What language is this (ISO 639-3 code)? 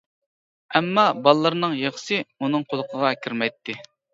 uig